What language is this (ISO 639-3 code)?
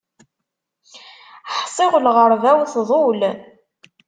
kab